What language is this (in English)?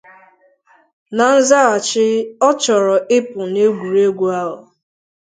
Igbo